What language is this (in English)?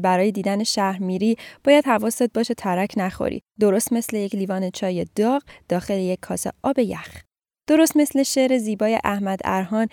Persian